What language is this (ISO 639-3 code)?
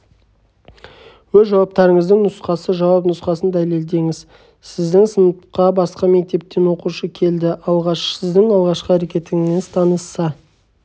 kaz